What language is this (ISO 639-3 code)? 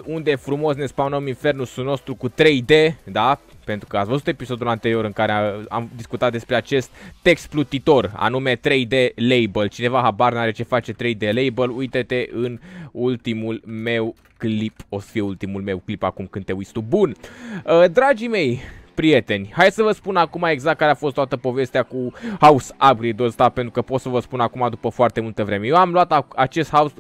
ron